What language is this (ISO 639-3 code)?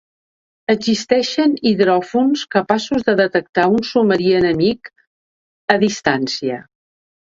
cat